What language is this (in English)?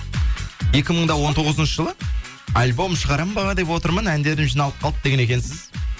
Kazakh